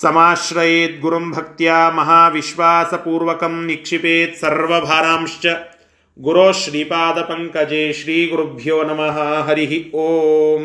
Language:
Kannada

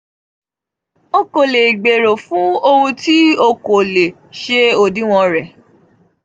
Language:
Yoruba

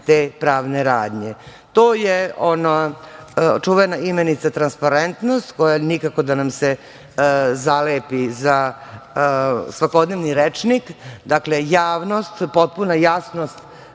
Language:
Serbian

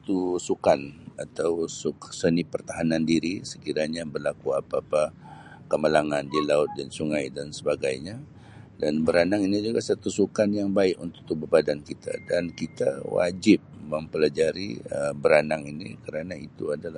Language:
Sabah Malay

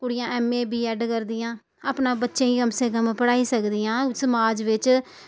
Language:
Dogri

